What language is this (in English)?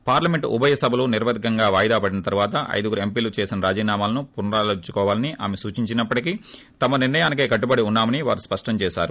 Telugu